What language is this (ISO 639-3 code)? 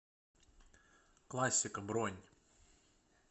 rus